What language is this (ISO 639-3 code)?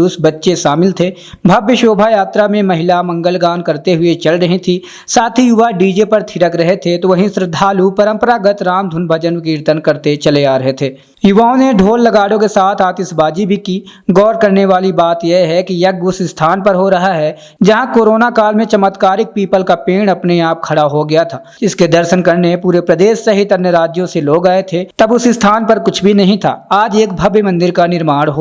hin